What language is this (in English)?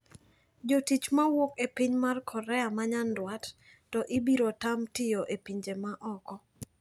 Luo (Kenya and Tanzania)